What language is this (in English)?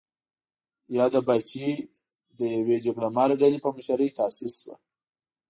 Pashto